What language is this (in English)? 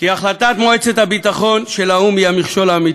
Hebrew